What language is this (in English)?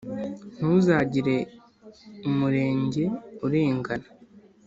Kinyarwanda